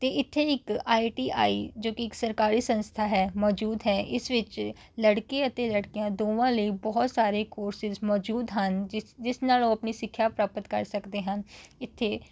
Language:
Punjabi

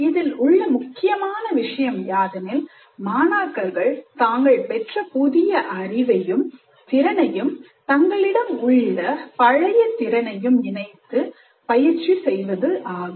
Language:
Tamil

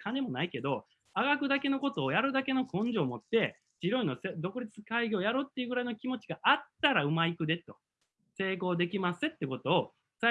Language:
Japanese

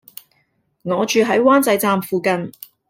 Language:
Cantonese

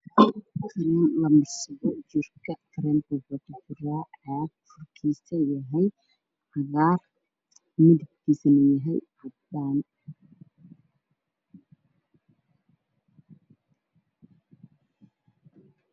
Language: Somali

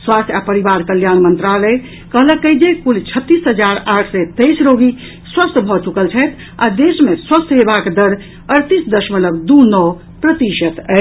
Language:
Maithili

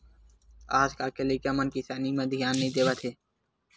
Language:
Chhattisgarhi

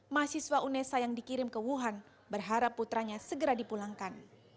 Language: Indonesian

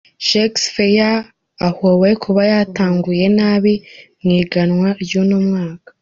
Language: Kinyarwanda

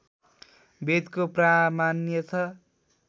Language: Nepali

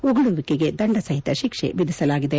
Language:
Kannada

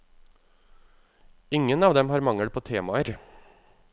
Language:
Norwegian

